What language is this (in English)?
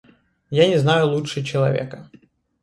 Russian